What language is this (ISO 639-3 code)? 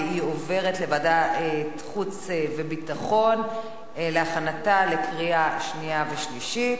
heb